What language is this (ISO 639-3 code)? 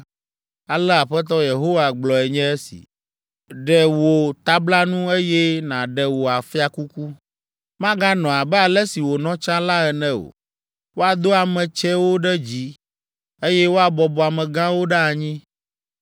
ewe